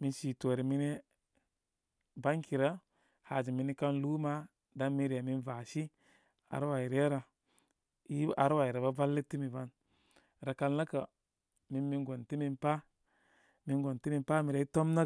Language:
Koma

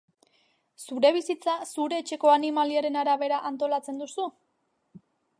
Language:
Basque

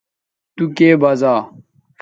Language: Bateri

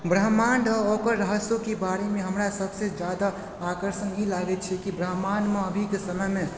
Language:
Maithili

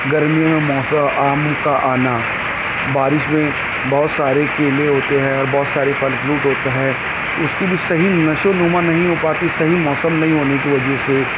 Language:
Urdu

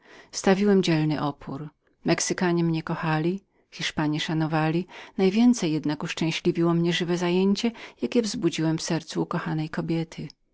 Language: Polish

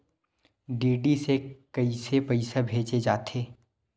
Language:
Chhattisgarhi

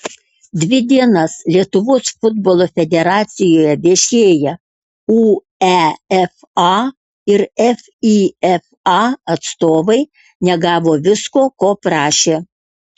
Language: Lithuanian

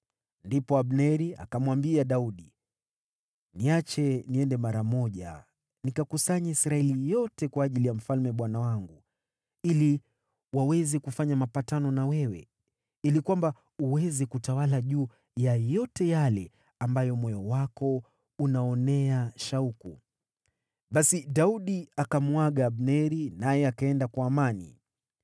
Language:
Swahili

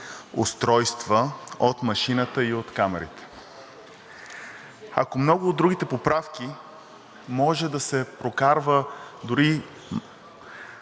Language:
Bulgarian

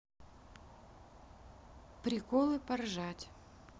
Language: Russian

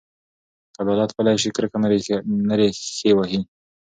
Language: Pashto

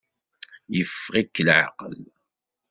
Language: Kabyle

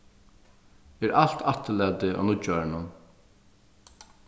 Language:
Faroese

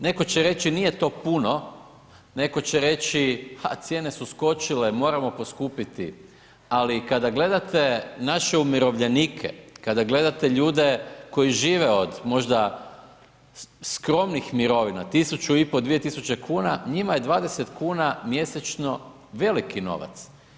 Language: Croatian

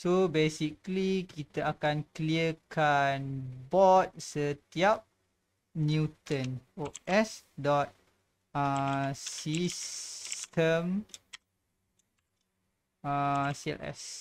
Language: Malay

